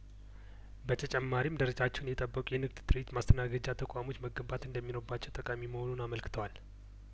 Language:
Amharic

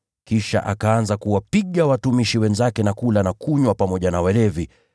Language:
Swahili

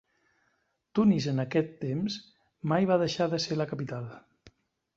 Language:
Catalan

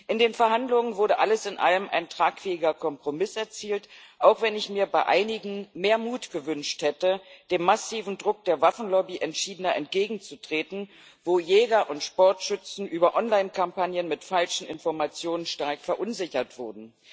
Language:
German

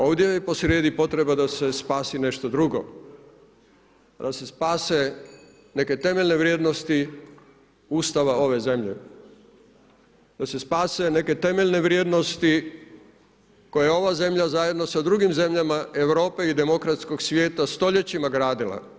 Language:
Croatian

